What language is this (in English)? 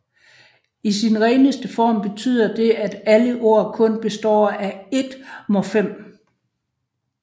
Danish